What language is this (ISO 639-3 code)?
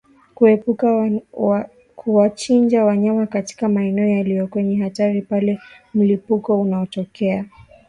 swa